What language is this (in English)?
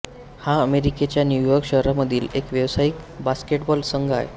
Marathi